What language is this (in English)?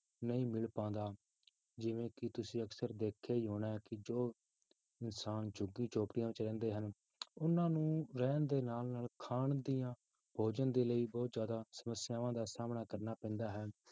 Punjabi